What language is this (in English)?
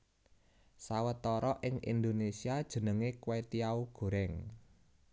Javanese